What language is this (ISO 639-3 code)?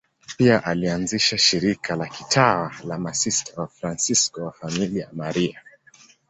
swa